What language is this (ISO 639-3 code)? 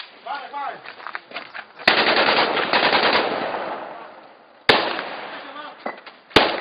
ara